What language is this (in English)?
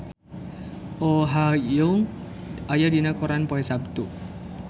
Sundanese